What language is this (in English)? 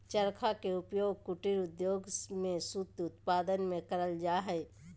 Magahi